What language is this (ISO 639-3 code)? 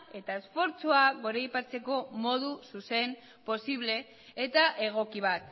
eus